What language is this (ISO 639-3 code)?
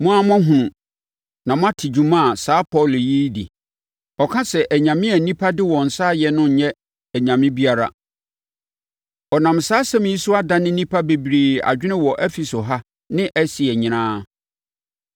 aka